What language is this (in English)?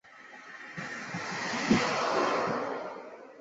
Chinese